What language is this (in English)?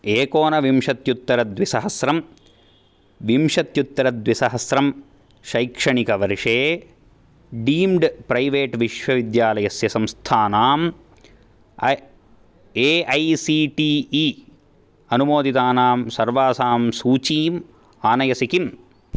Sanskrit